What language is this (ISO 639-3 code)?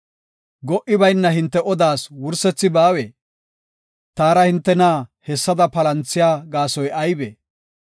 gof